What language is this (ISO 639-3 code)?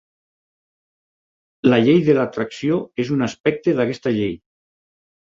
cat